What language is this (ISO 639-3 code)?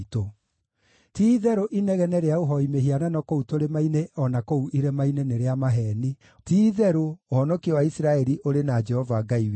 kik